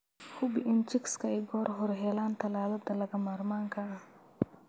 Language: Somali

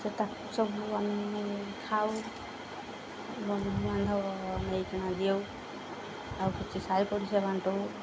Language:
Odia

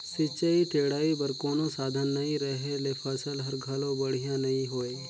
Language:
Chhattisgarhi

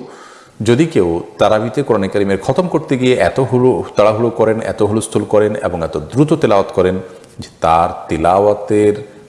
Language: Bangla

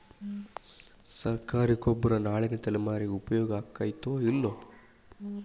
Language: Kannada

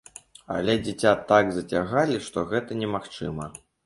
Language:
Belarusian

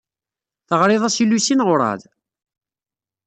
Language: Kabyle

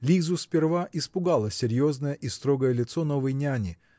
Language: Russian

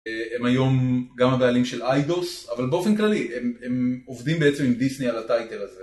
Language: Hebrew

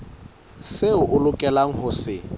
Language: Southern Sotho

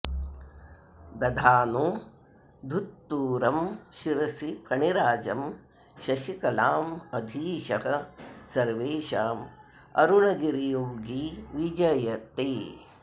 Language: Sanskrit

